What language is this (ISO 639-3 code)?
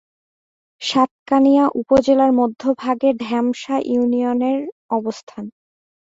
ben